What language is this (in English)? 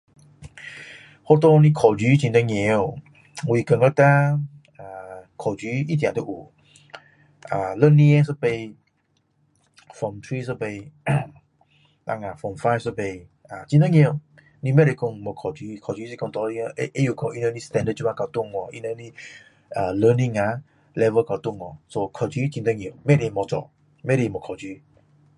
Min Dong Chinese